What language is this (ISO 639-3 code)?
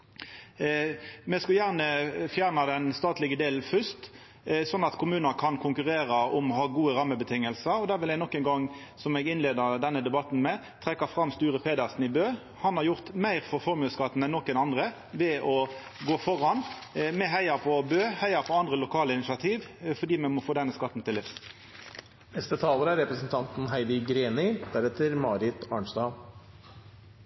nno